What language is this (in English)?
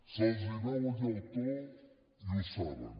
Catalan